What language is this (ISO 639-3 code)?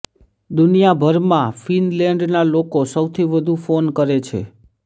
guj